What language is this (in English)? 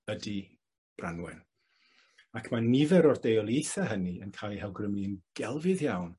Welsh